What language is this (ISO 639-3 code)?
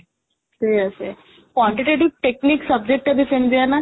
ori